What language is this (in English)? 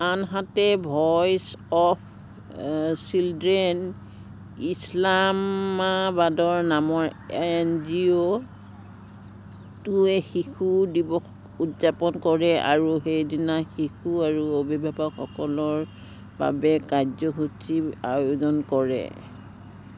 Assamese